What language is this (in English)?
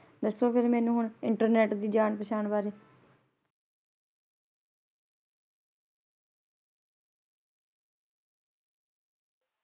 Punjabi